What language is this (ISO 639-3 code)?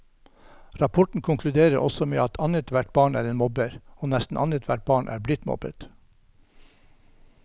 nor